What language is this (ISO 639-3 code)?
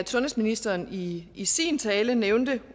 dan